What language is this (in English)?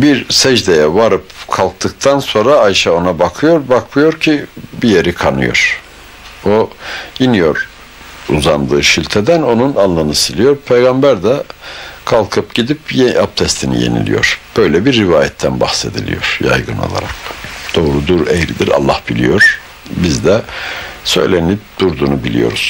Turkish